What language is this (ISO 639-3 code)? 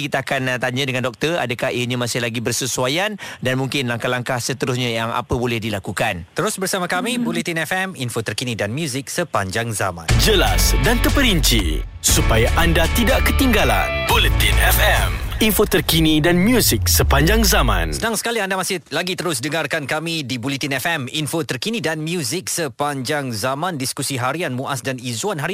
msa